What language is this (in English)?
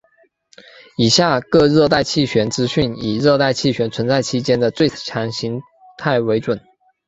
Chinese